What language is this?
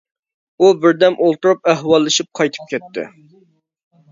Uyghur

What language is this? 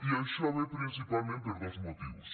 Catalan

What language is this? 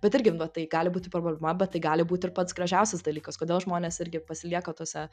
Lithuanian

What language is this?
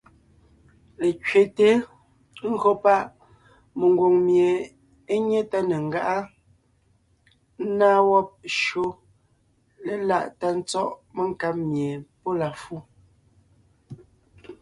Ngiemboon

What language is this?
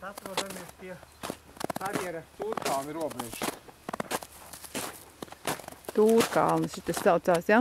Latvian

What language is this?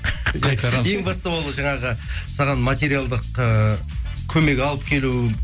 Kazakh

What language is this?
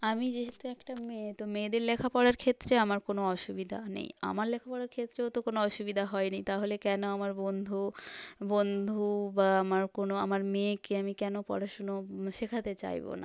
Bangla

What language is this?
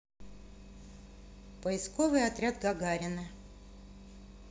Russian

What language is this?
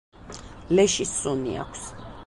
Georgian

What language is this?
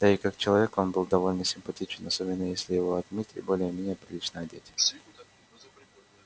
Russian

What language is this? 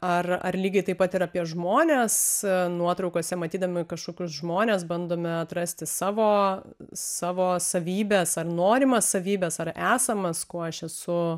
Lithuanian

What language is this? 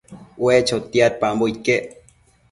Matsés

